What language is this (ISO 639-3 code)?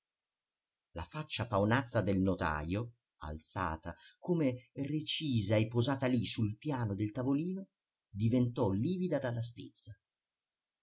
ita